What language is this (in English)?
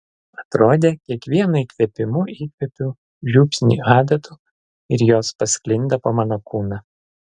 Lithuanian